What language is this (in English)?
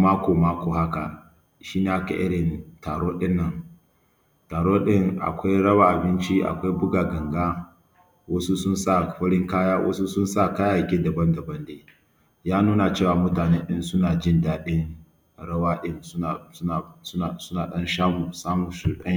Hausa